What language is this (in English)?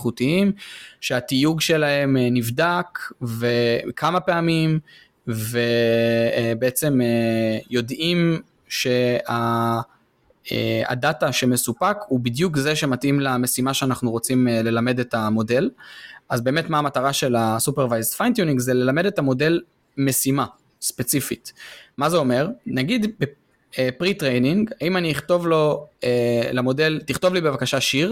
Hebrew